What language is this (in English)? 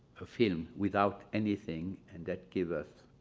English